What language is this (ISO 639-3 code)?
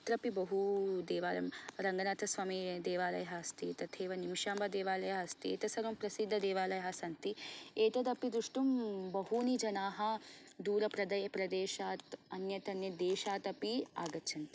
san